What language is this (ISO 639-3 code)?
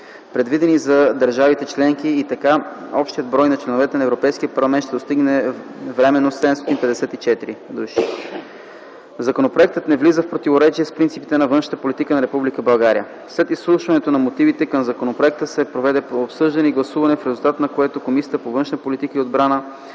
bul